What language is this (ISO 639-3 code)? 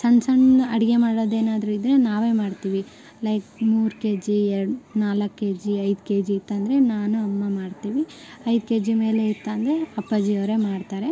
kan